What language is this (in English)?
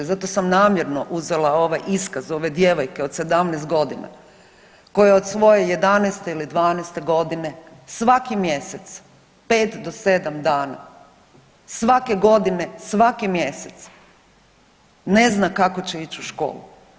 Croatian